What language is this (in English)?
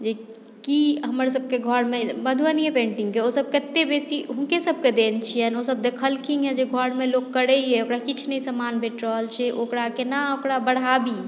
Maithili